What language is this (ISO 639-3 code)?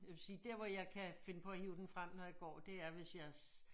dan